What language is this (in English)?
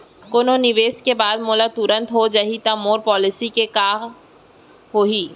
Chhattisgarhi